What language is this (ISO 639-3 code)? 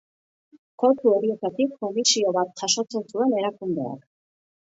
eus